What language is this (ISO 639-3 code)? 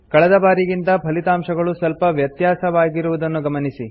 kan